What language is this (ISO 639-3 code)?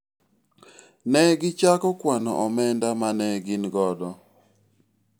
luo